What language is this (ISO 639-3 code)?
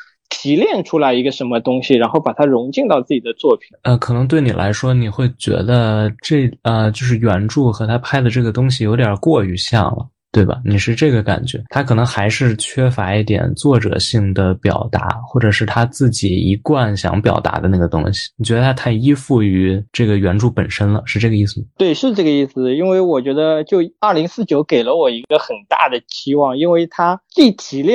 zho